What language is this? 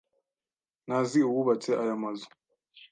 Kinyarwanda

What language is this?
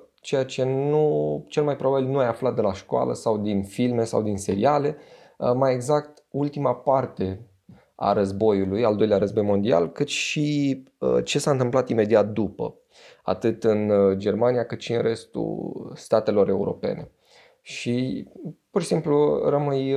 Romanian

